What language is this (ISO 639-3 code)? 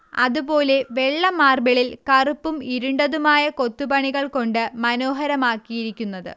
mal